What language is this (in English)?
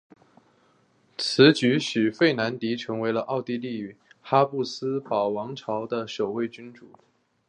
Chinese